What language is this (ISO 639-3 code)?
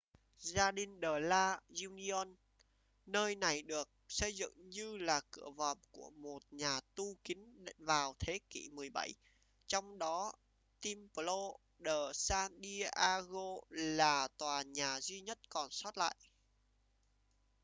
vie